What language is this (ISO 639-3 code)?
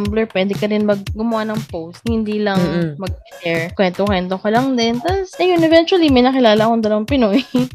fil